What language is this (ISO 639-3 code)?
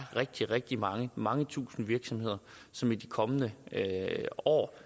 dan